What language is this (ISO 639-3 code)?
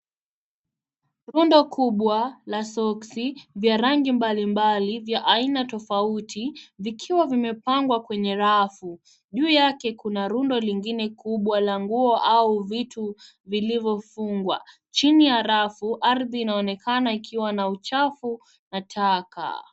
swa